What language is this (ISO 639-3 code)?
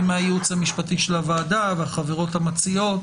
heb